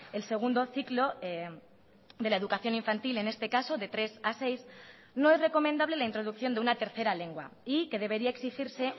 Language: Spanish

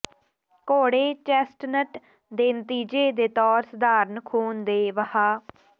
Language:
Punjabi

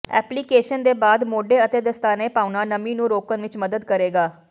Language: Punjabi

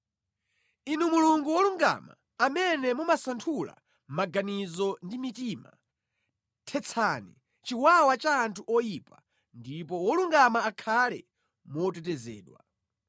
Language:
Nyanja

